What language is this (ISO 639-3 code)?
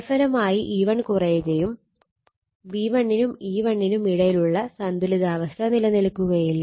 mal